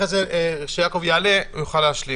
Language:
Hebrew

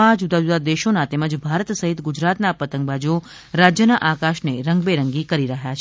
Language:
Gujarati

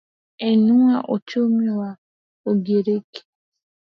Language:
Swahili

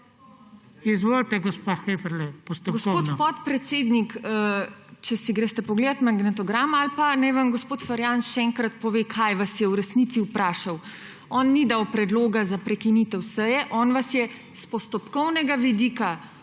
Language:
Slovenian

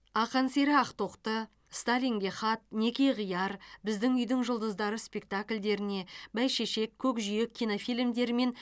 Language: Kazakh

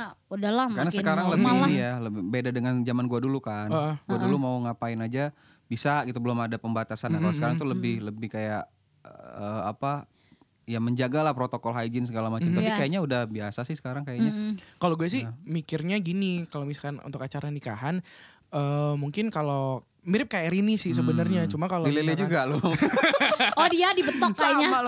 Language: Indonesian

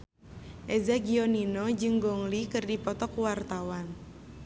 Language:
Sundanese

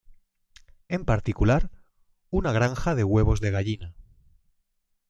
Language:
Spanish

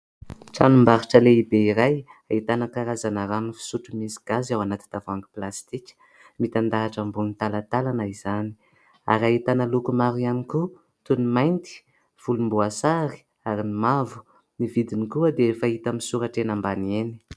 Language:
Malagasy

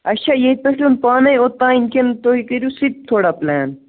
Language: Kashmiri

